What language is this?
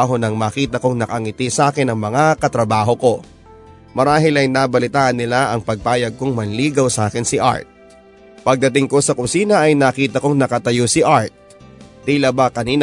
Filipino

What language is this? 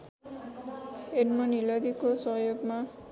Nepali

